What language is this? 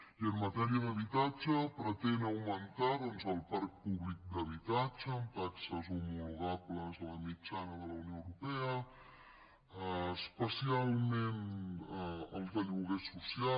Catalan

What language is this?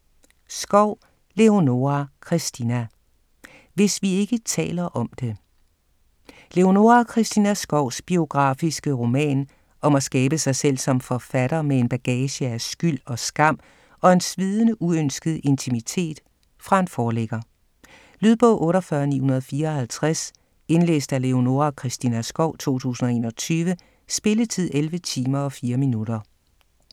Danish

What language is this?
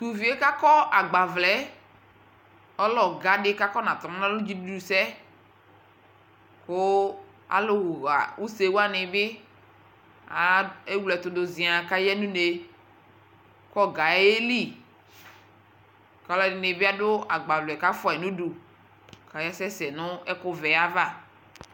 Ikposo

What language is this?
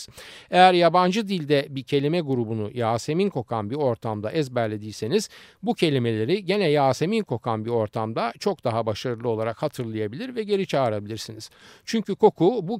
Turkish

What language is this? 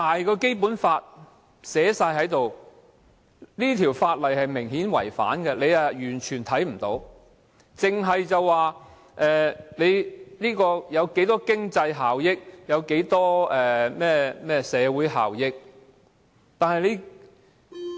Cantonese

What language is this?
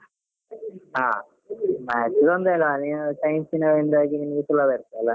Kannada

